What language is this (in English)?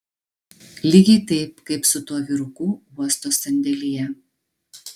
Lithuanian